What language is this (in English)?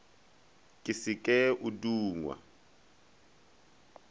Northern Sotho